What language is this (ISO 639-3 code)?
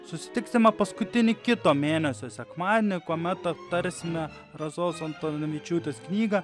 lit